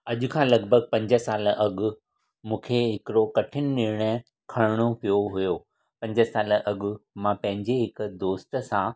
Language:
Sindhi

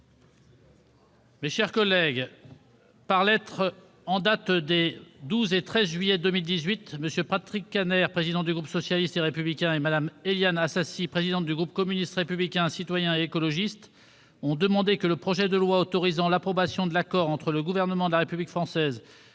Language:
French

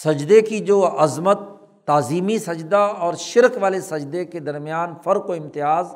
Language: Urdu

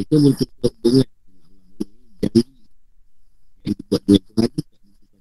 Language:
Malay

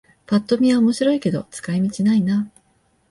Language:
Japanese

